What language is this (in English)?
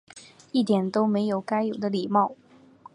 Chinese